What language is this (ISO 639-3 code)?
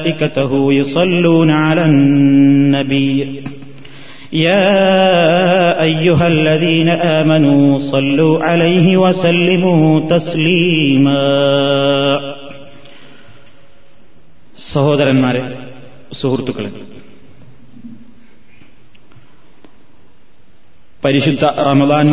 mal